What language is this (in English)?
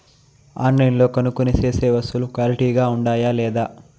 Telugu